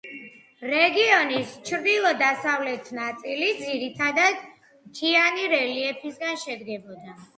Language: Georgian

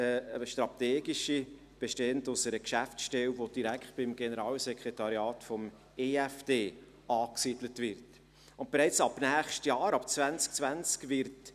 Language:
Swiss German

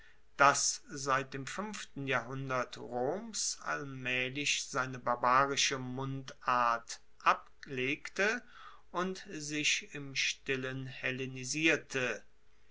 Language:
German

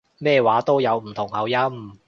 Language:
Cantonese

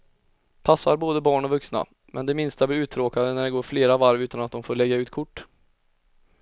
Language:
Swedish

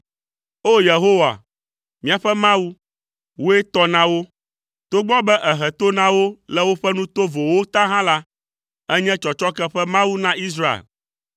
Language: Ewe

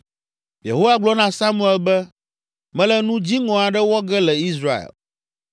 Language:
Ewe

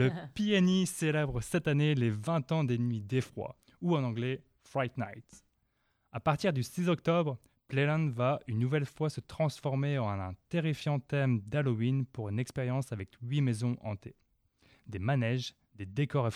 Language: French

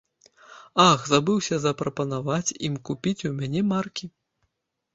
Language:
Belarusian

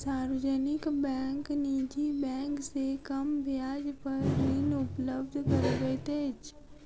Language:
Maithili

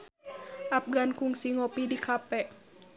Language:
Sundanese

